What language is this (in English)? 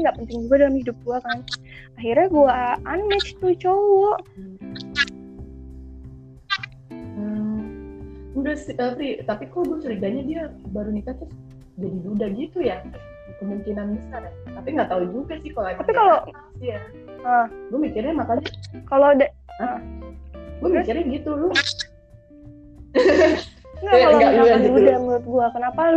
Indonesian